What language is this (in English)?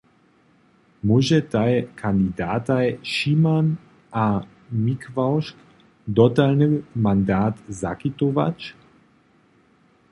Upper Sorbian